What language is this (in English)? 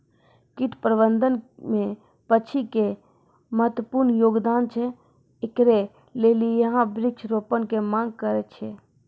Maithili